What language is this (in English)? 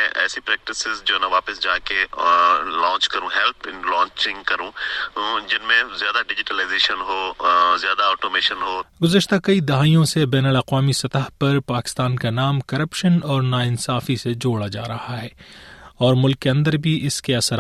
Urdu